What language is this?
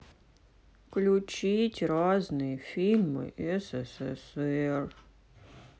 Russian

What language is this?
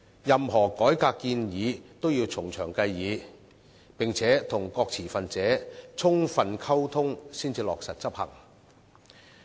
Cantonese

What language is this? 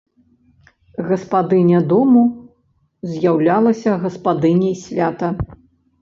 Belarusian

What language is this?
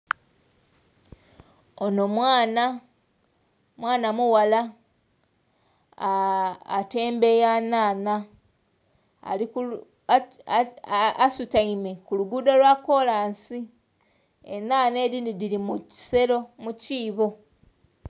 Soga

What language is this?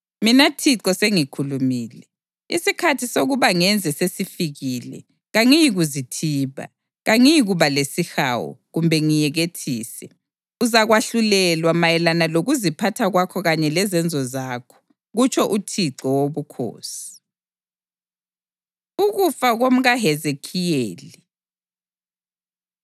North Ndebele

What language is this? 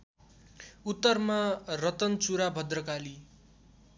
Nepali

